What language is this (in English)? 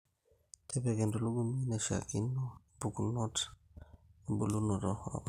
Masai